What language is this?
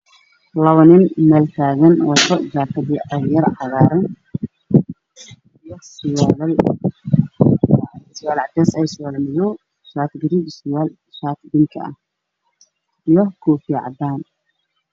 Somali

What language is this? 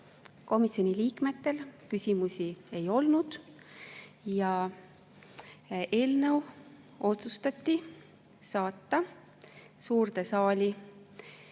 Estonian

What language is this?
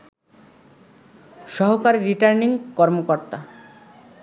Bangla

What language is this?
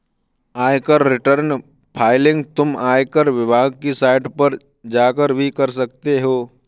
Hindi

